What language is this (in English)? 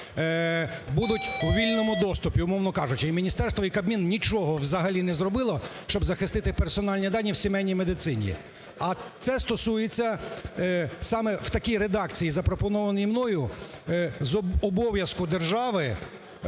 Ukrainian